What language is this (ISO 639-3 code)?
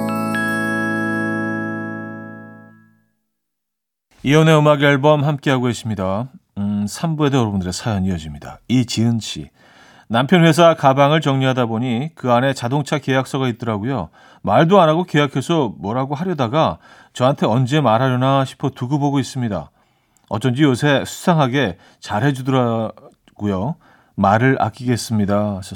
kor